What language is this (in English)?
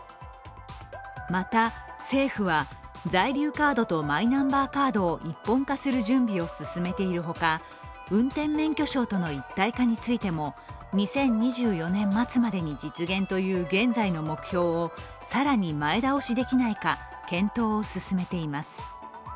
Japanese